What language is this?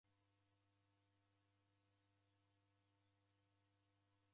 Taita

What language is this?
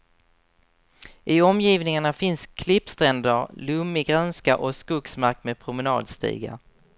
Swedish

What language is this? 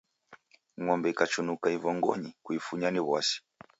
Taita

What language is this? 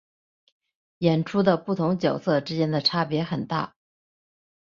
Chinese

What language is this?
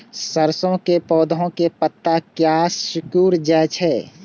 Maithili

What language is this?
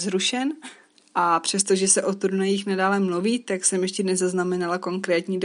Czech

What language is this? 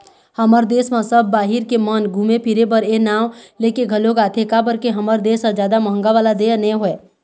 Chhattisgarhi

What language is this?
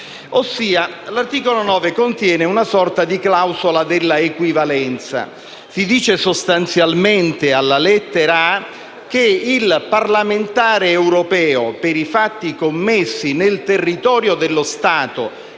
Italian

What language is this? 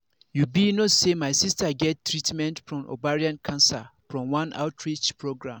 Nigerian Pidgin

